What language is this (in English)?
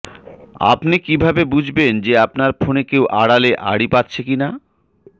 Bangla